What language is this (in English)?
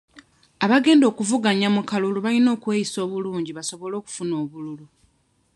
Ganda